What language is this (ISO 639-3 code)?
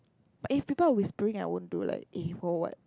eng